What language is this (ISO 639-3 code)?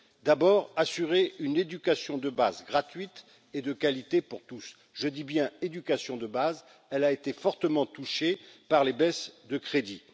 fra